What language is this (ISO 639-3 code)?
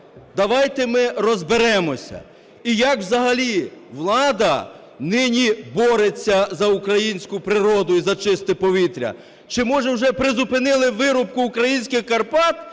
ukr